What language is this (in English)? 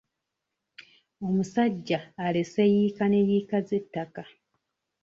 Ganda